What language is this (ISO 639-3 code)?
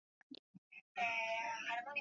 swa